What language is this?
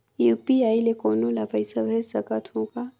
Chhattisgarhi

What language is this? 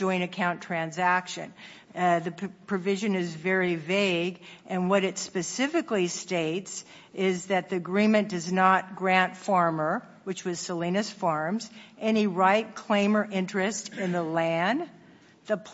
English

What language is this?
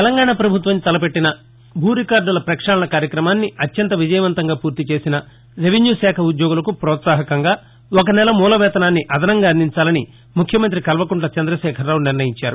Telugu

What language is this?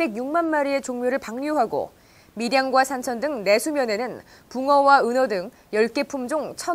Korean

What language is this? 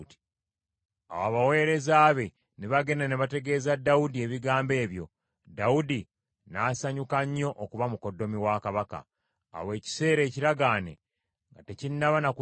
Ganda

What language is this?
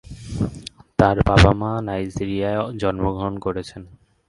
Bangla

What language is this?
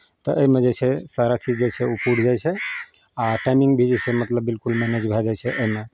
Maithili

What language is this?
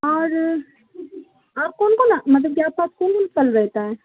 Urdu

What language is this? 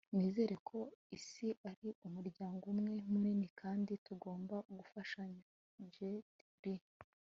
Kinyarwanda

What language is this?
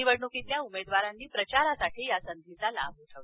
Marathi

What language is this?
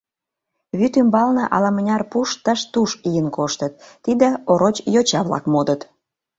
Mari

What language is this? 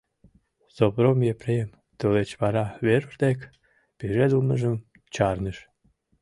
Mari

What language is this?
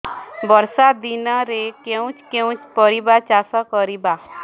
Odia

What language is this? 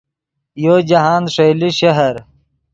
Yidgha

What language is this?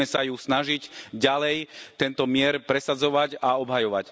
Slovak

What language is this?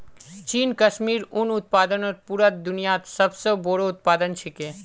Magahi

